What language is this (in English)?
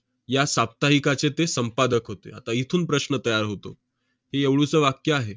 Marathi